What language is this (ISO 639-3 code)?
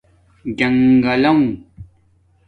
dmk